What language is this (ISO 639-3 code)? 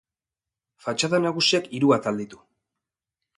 eus